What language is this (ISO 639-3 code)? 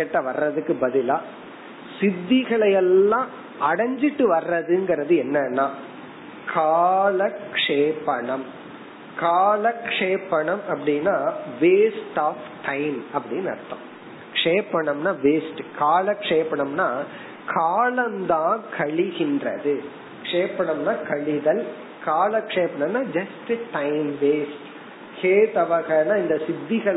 tam